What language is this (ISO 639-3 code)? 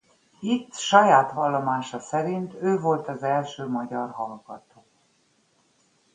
hun